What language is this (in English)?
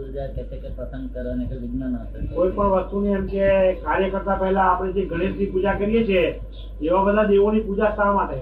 Gujarati